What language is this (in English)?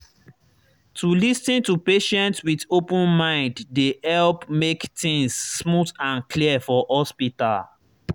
Nigerian Pidgin